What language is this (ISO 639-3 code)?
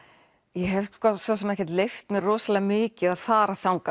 isl